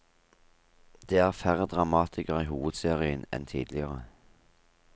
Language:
Norwegian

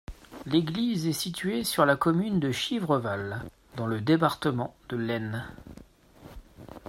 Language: French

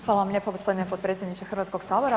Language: Croatian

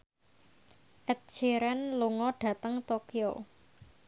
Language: Javanese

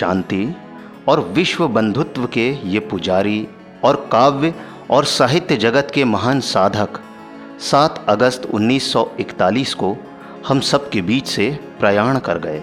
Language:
Hindi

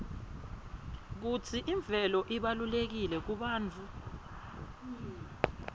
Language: Swati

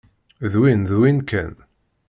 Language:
Kabyle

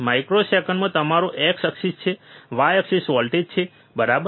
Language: Gujarati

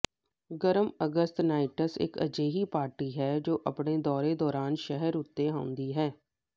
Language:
Punjabi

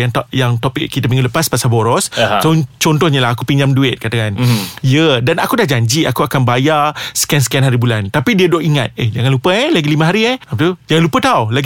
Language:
Malay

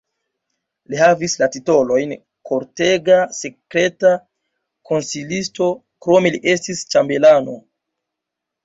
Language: Esperanto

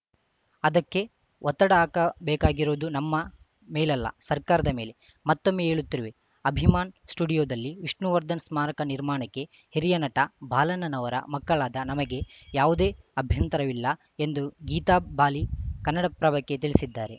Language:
Kannada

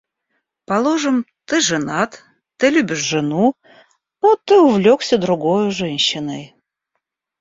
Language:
Russian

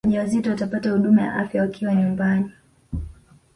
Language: Swahili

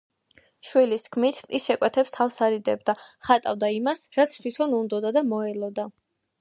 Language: Georgian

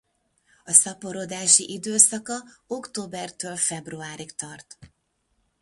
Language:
Hungarian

